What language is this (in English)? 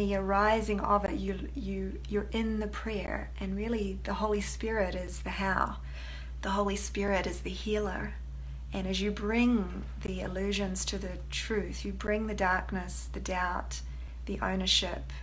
English